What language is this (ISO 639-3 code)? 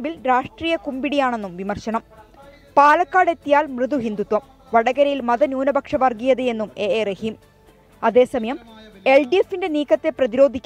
mal